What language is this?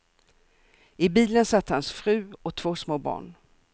Swedish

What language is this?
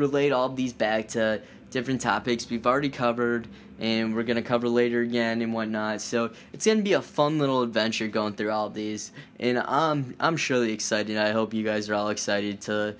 English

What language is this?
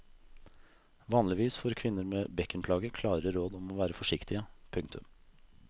Norwegian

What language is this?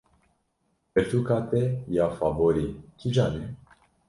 Kurdish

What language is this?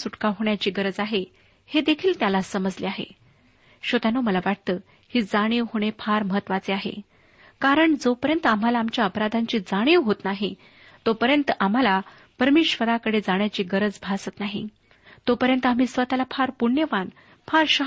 Marathi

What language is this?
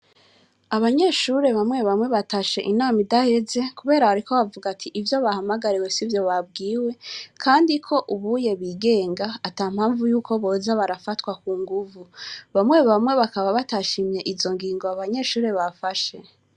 Rundi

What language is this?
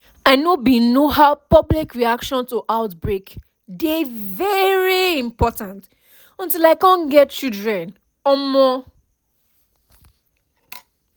Nigerian Pidgin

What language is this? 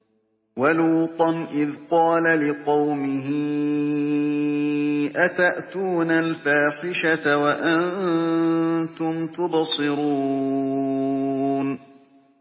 Arabic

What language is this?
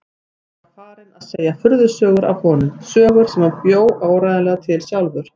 Icelandic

